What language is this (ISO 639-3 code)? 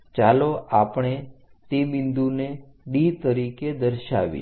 guj